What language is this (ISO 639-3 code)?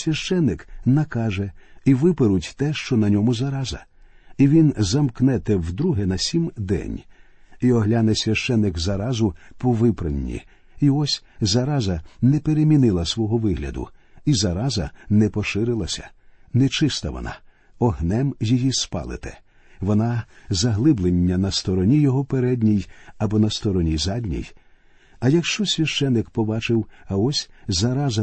ukr